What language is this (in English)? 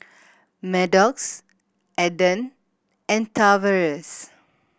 English